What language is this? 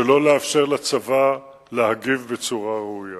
Hebrew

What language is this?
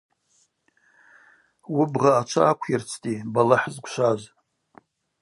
Abaza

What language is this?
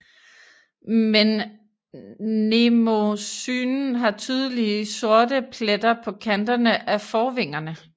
Danish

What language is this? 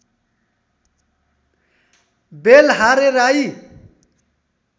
Nepali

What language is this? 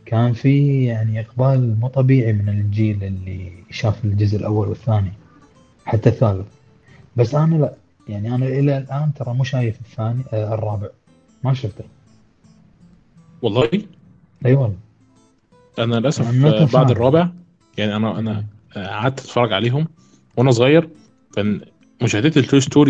Arabic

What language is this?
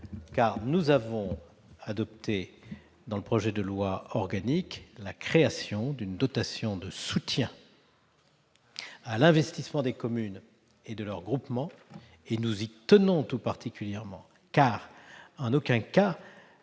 French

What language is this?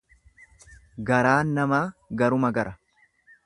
Oromo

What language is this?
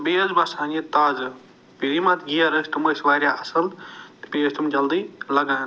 Kashmiri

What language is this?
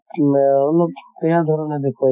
Assamese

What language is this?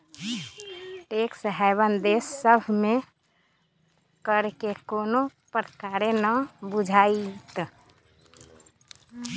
Magahi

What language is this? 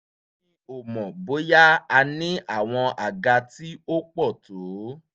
Yoruba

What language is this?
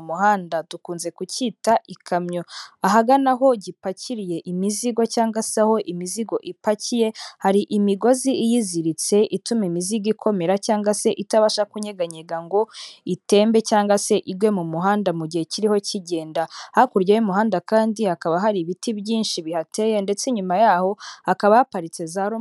Kinyarwanda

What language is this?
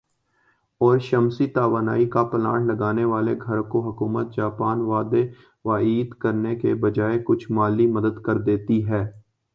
Urdu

